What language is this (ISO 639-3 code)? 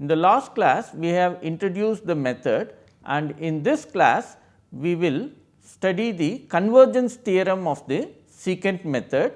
eng